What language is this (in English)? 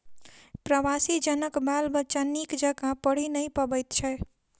Maithili